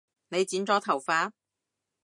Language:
Cantonese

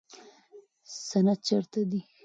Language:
Pashto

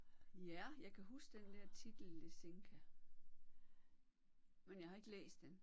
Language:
Danish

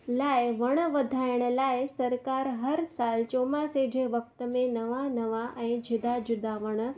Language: Sindhi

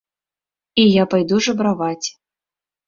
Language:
Belarusian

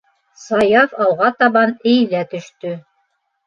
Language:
Bashkir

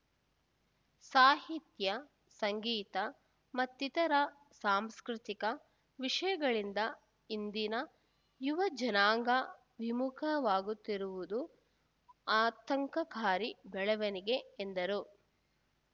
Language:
Kannada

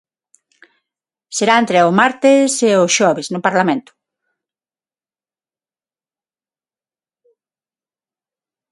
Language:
Galician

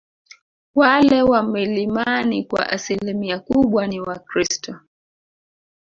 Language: Swahili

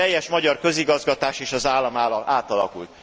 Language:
Hungarian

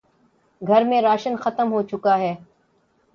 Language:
Urdu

